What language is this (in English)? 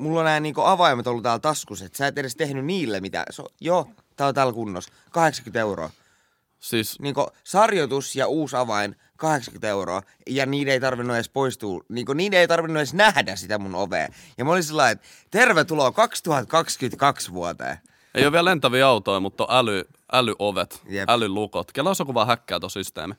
Finnish